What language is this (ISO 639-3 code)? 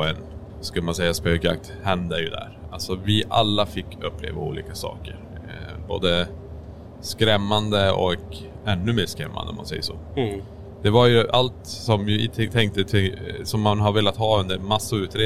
swe